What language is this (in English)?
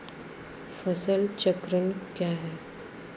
Hindi